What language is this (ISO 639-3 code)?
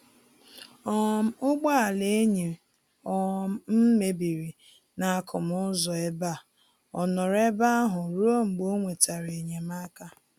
ibo